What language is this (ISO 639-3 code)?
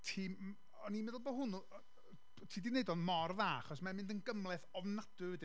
cym